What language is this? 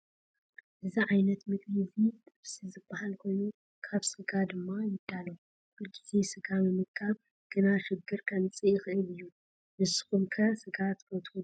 Tigrinya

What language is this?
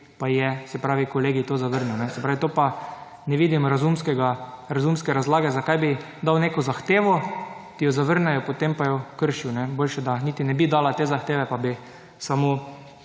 Slovenian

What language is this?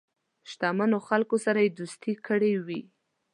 Pashto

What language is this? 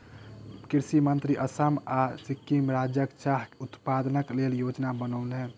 Maithili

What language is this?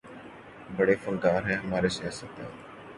Urdu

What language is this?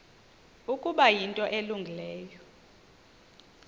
Xhosa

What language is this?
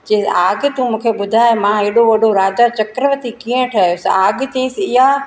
Sindhi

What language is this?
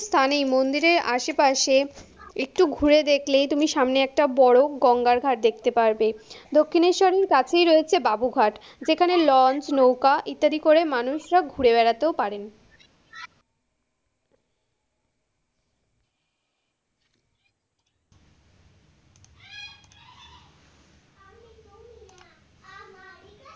Bangla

